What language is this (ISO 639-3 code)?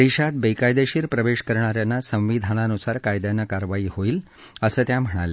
mar